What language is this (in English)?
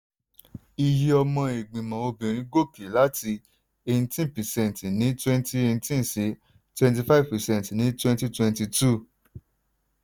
Yoruba